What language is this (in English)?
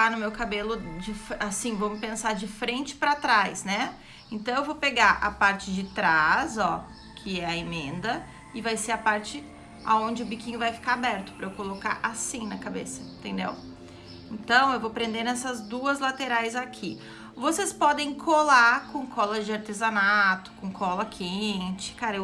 Portuguese